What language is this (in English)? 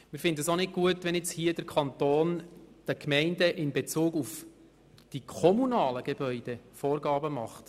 Swiss German